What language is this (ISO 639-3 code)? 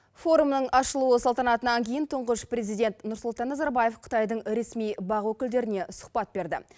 kaz